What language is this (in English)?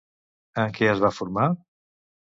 Catalan